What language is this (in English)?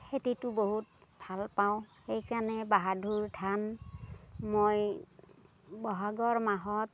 Assamese